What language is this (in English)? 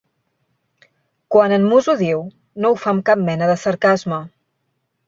Catalan